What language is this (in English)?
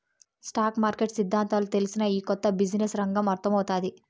Telugu